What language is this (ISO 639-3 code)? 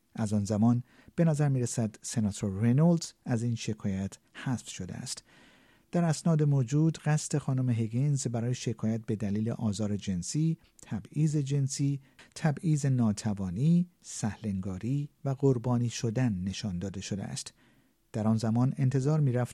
fas